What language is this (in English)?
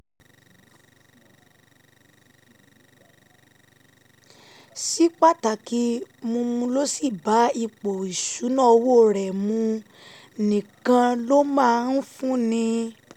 Yoruba